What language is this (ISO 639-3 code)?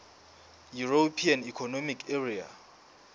sot